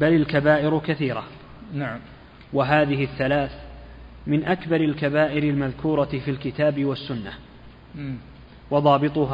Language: Arabic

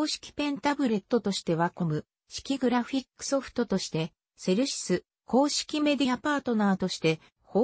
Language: Japanese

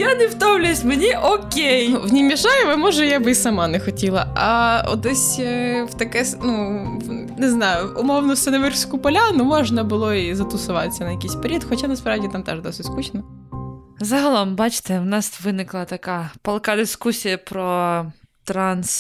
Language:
Ukrainian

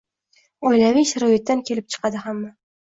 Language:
Uzbek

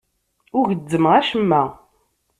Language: Kabyle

